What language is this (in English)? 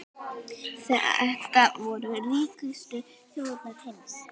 Icelandic